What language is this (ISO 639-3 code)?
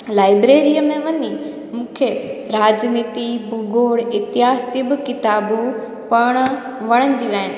snd